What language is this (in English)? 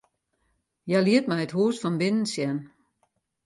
Western Frisian